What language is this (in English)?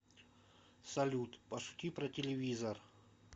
Russian